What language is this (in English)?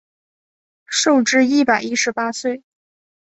Chinese